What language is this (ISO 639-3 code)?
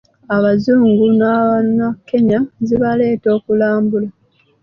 lug